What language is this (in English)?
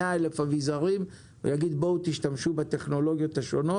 Hebrew